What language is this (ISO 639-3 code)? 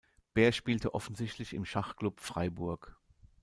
deu